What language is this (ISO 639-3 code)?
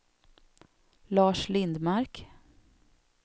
swe